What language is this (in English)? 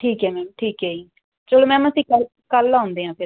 Punjabi